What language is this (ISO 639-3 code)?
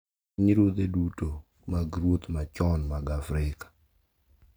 luo